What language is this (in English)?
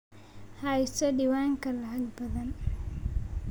Somali